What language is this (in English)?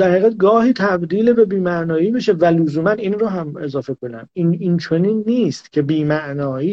Persian